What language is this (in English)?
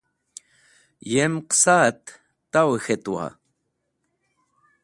Wakhi